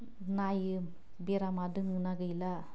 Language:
Bodo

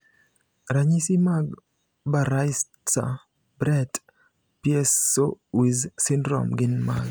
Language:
Luo (Kenya and Tanzania)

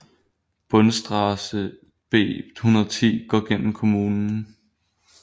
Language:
Danish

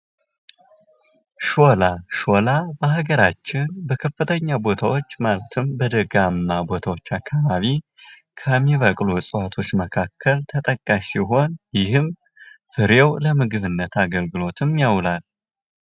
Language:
Amharic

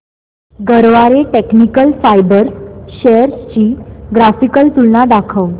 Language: Marathi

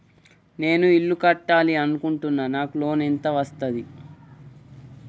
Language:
Telugu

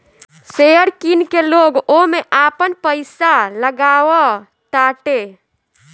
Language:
Bhojpuri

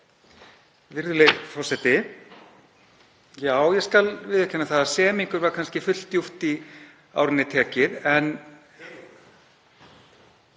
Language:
Icelandic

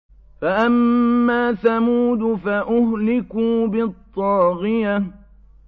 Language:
Arabic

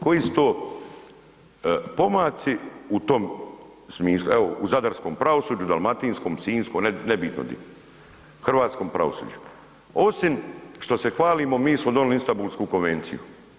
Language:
Croatian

